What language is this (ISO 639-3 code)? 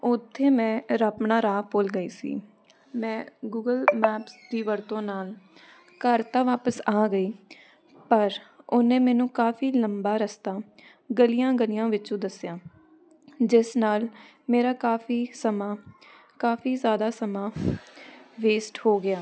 pan